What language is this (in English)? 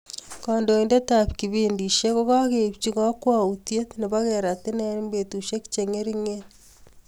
Kalenjin